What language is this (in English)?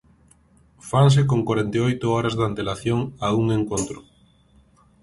Galician